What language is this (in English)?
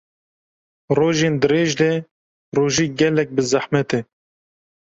Kurdish